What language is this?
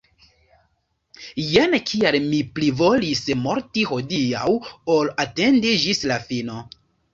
Esperanto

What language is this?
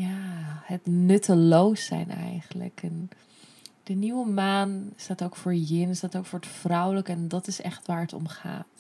Dutch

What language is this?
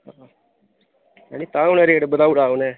Dogri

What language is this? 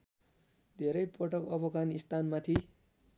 Nepali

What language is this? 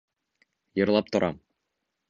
Bashkir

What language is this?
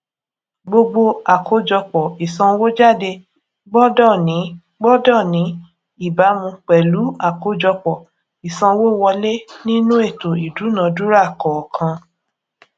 Yoruba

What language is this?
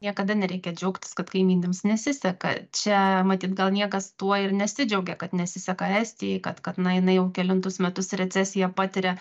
Lithuanian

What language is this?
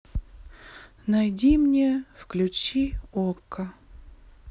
Russian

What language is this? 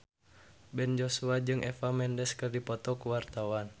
Sundanese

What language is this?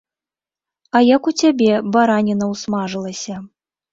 Belarusian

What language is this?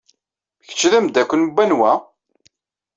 Kabyle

